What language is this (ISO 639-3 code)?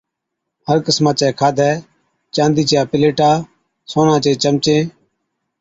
odk